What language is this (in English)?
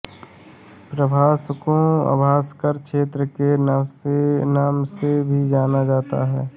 Hindi